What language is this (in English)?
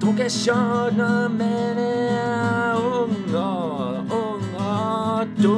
Danish